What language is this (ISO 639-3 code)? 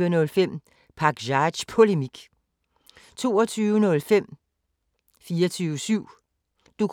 dan